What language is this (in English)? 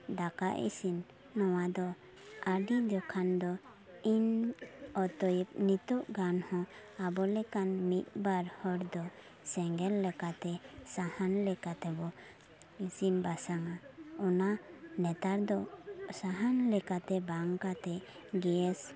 Santali